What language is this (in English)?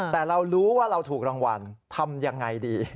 Thai